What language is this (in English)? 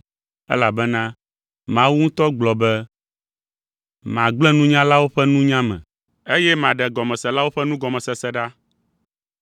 Ewe